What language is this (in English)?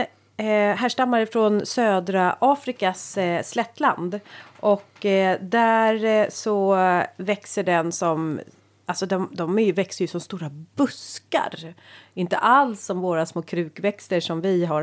Swedish